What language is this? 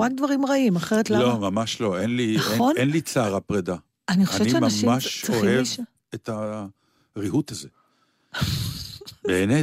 Hebrew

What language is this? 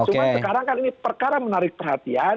Indonesian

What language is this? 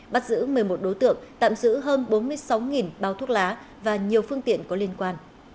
Vietnamese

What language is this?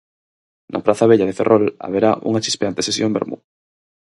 Galician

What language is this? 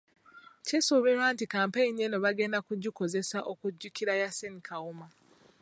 Ganda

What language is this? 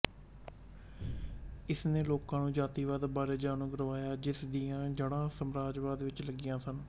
Punjabi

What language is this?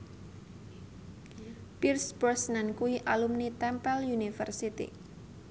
Javanese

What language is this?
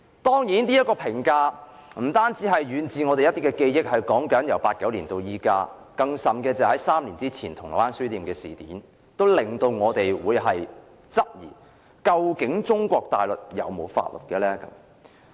Cantonese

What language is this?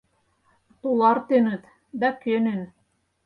Mari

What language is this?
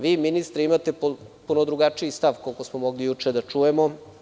Serbian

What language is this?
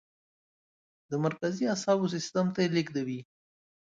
Pashto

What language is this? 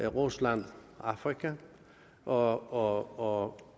Danish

